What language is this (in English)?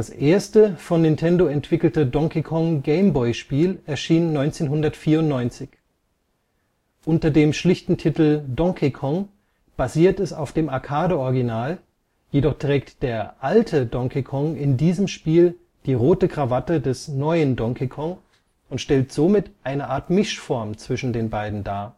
German